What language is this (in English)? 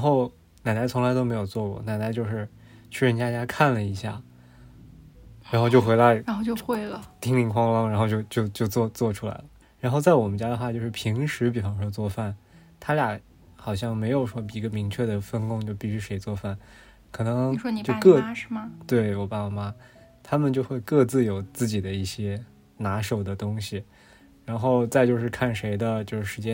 Chinese